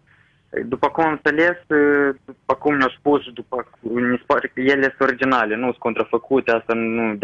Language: Romanian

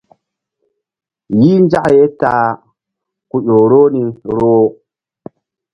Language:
Mbum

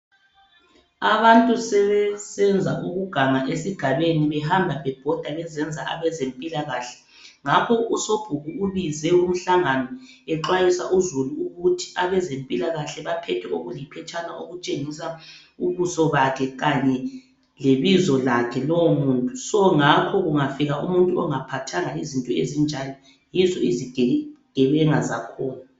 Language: North Ndebele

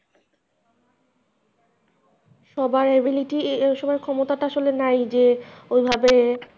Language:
Bangla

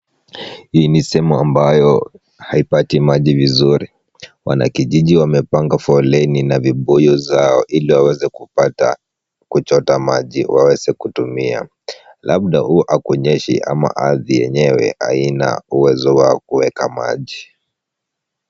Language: Swahili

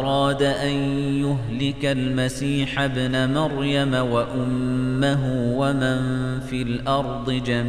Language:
Arabic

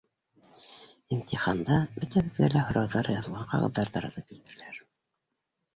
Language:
Bashkir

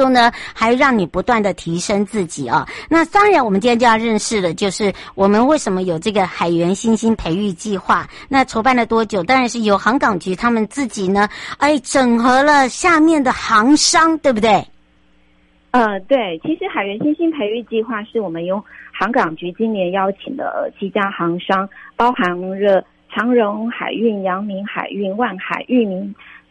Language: Chinese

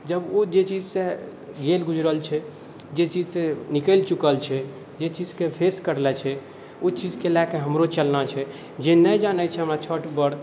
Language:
Maithili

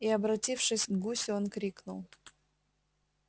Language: Russian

